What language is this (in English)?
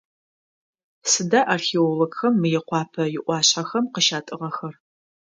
Adyghe